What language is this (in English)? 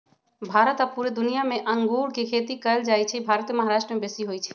Magahi